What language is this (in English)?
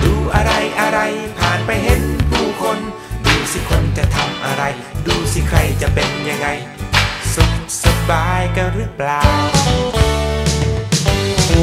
Thai